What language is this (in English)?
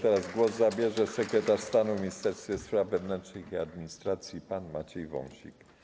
Polish